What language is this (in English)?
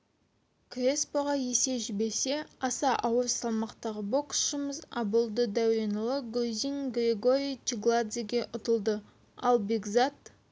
Kazakh